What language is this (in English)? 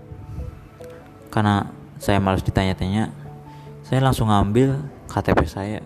Indonesian